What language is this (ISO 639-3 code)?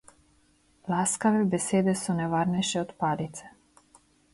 slv